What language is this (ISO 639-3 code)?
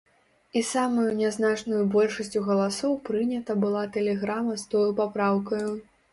bel